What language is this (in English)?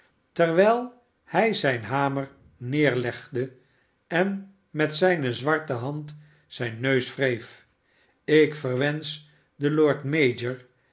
Dutch